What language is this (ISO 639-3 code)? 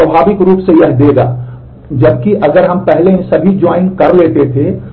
hin